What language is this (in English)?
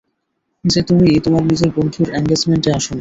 Bangla